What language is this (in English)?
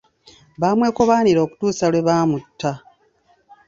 Ganda